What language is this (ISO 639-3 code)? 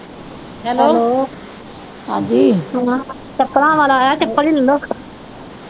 pan